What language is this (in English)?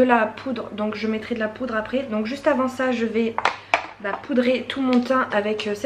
French